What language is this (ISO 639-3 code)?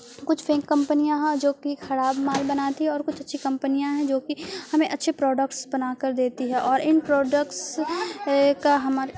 urd